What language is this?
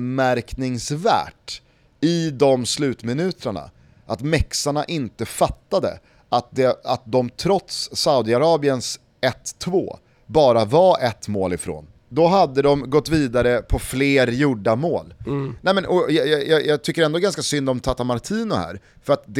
Swedish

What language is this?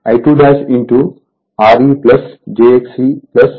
Telugu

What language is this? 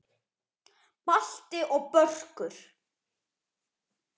Icelandic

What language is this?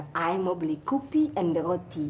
Indonesian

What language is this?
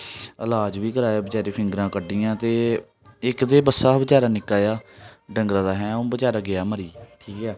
Dogri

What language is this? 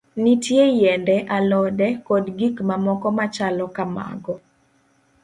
Luo (Kenya and Tanzania)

